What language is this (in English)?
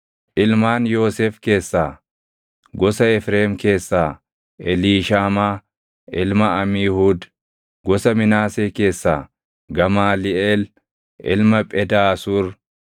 Oromo